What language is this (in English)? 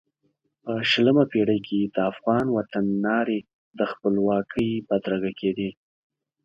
Pashto